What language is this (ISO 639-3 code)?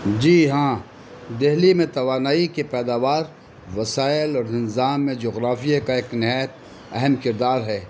urd